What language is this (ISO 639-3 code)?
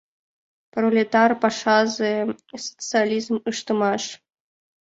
chm